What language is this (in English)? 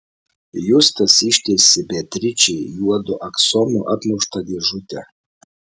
Lithuanian